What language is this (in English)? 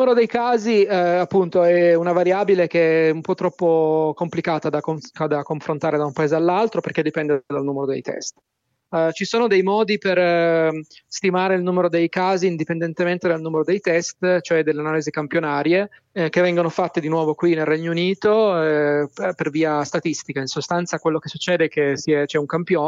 Italian